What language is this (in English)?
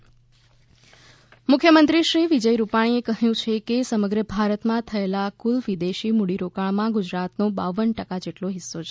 Gujarati